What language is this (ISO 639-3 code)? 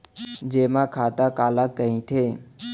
hne